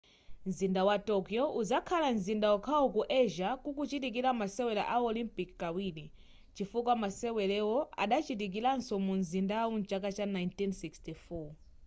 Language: Nyanja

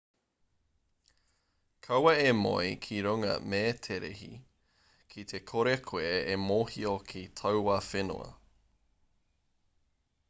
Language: Māori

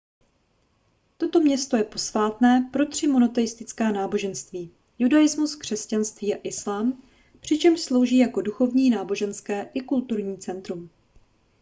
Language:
Czech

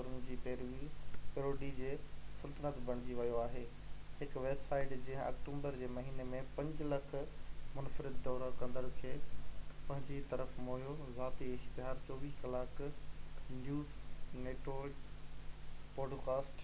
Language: Sindhi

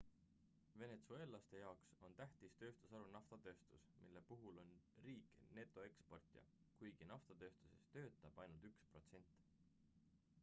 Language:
Estonian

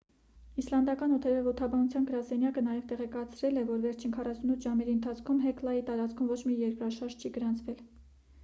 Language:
Armenian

